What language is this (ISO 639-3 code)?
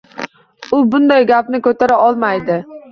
uzb